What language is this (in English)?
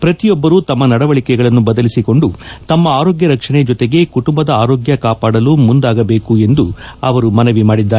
Kannada